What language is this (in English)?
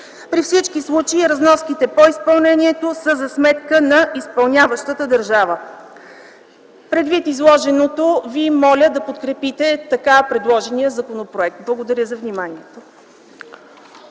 Bulgarian